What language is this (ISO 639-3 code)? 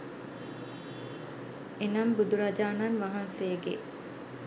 sin